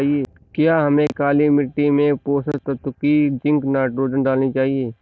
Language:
Hindi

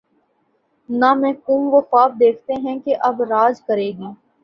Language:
Urdu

